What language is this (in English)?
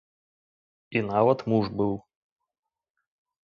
Belarusian